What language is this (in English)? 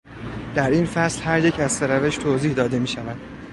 Persian